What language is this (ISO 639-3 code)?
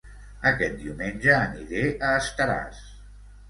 cat